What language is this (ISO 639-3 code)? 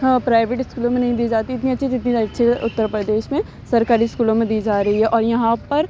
urd